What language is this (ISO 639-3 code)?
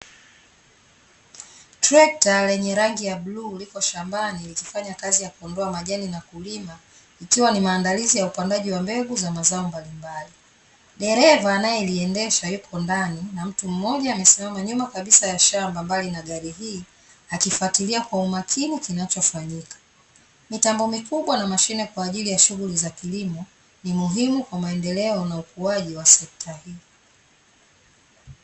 swa